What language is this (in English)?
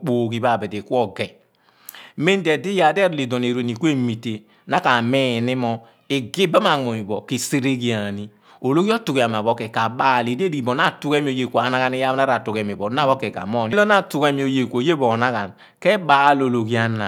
Abua